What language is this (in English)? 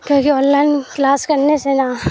Urdu